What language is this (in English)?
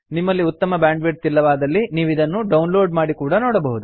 Kannada